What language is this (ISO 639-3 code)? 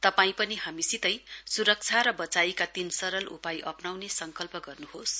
nep